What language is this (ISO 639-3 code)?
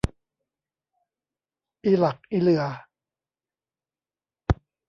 tha